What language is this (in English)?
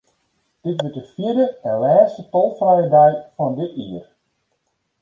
Western Frisian